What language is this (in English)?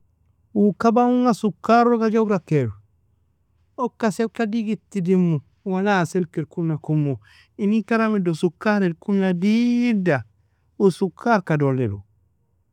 Nobiin